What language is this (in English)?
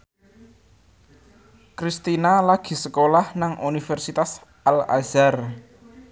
Javanese